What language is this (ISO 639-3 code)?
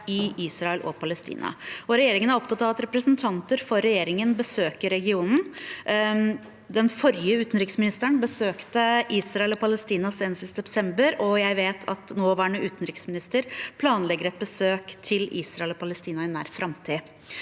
nor